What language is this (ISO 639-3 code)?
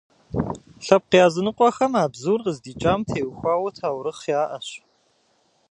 kbd